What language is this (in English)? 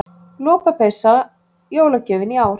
Icelandic